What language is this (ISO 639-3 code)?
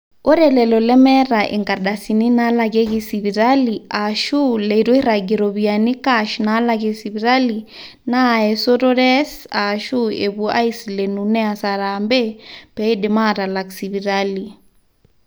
mas